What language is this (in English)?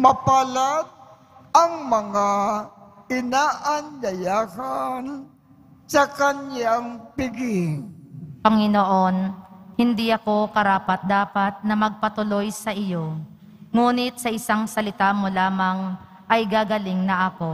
Filipino